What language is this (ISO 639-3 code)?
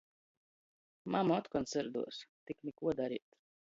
ltg